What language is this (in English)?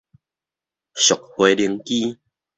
Min Nan Chinese